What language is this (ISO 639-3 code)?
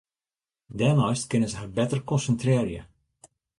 fry